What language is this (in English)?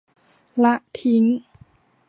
Thai